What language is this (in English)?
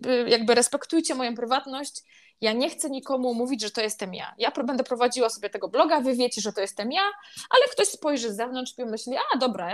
Polish